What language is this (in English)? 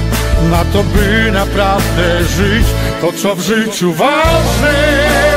Polish